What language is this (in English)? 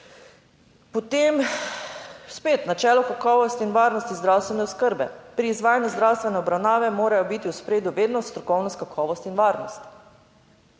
Slovenian